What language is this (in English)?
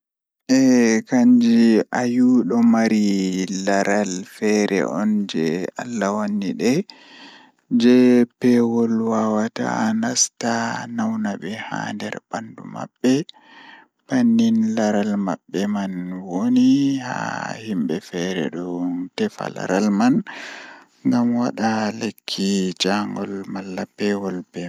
Fula